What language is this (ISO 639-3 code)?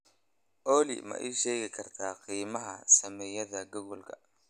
som